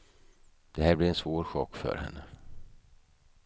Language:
Swedish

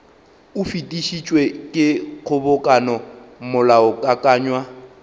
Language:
Northern Sotho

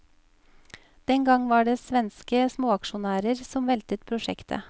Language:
Norwegian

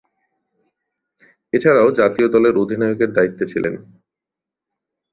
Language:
Bangla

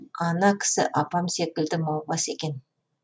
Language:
Kazakh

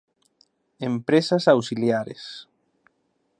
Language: Galician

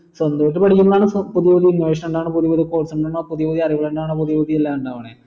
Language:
Malayalam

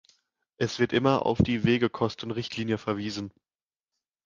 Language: German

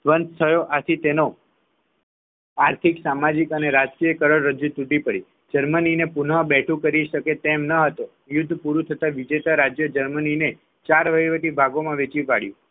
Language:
Gujarati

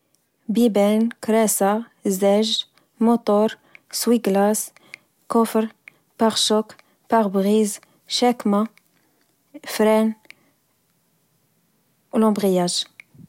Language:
Moroccan Arabic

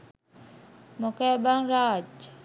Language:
Sinhala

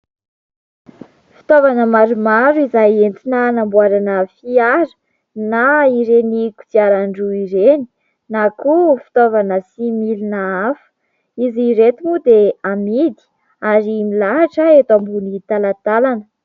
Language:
Malagasy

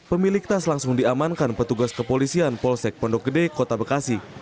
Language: Indonesian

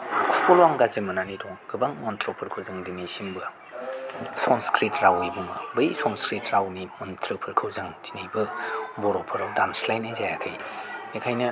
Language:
Bodo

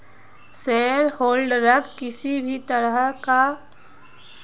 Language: Magahi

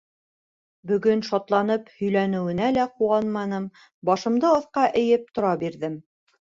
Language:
Bashkir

